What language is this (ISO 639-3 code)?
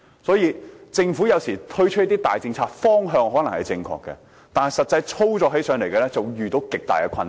yue